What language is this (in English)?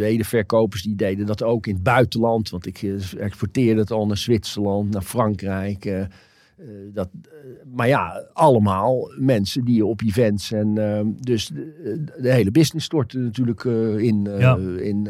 Dutch